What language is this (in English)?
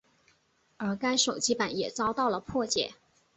Chinese